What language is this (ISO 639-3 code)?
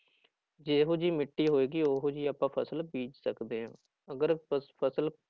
pan